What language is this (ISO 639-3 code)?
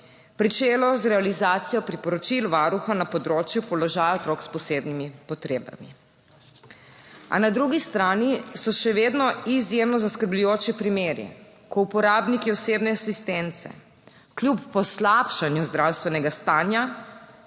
slv